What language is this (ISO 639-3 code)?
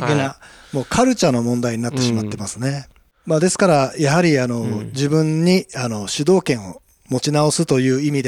jpn